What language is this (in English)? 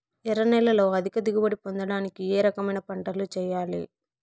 Telugu